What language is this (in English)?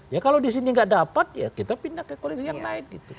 Indonesian